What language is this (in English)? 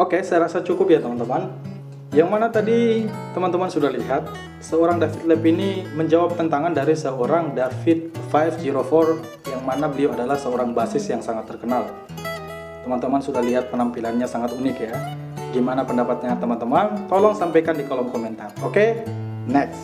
Indonesian